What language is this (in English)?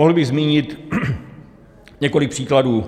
Czech